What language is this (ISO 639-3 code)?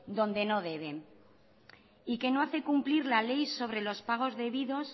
spa